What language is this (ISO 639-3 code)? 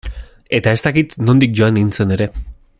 eus